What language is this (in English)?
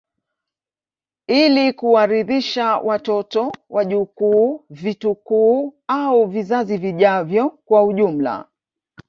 Swahili